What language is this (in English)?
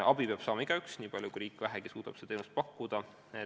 Estonian